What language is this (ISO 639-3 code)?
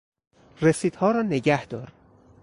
fas